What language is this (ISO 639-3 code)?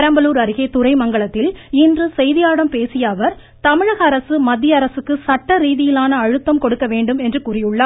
tam